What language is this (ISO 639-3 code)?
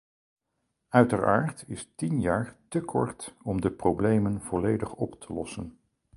nld